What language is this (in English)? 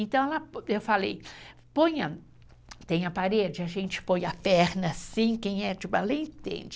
Portuguese